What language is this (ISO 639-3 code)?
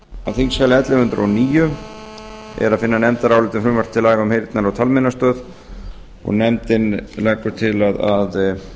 isl